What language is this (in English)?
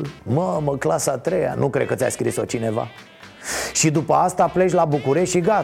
Romanian